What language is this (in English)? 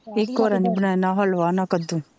Punjabi